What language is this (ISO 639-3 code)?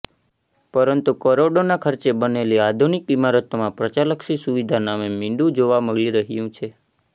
guj